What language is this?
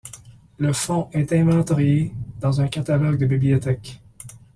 French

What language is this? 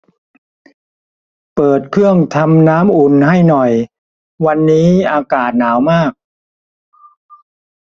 Thai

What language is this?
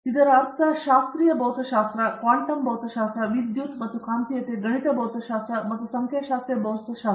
Kannada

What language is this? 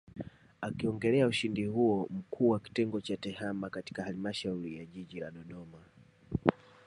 Swahili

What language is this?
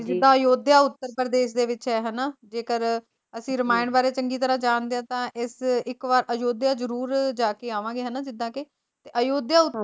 Punjabi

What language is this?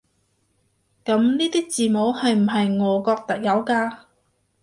Cantonese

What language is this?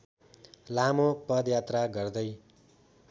Nepali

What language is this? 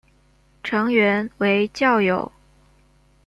Chinese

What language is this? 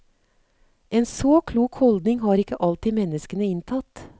Norwegian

